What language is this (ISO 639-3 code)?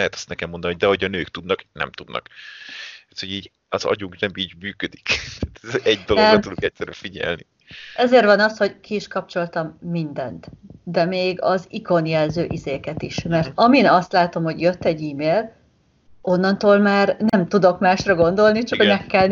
hun